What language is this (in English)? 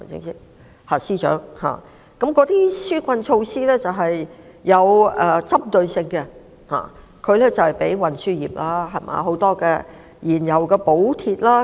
Cantonese